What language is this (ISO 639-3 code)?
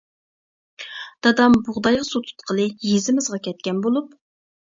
uig